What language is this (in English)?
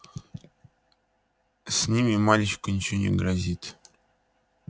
Russian